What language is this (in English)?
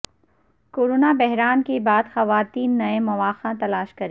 Urdu